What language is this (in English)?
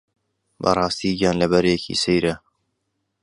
Central Kurdish